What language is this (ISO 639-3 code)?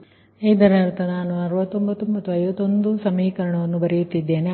kan